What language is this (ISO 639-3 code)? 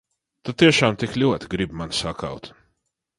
lav